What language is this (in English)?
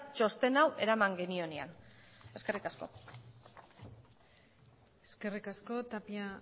Basque